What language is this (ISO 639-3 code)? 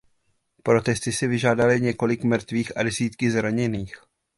ces